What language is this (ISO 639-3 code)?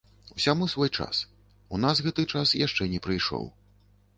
bel